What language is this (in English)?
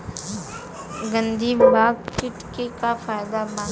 Bhojpuri